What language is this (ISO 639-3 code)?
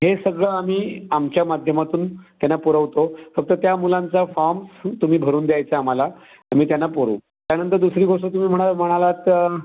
mar